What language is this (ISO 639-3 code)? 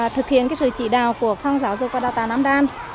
vie